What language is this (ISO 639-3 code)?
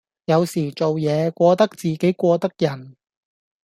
yue